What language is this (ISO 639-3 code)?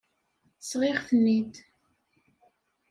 kab